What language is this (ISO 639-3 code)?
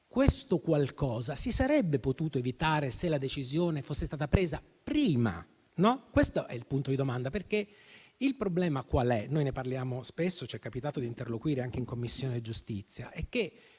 ita